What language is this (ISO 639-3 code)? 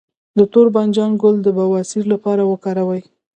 pus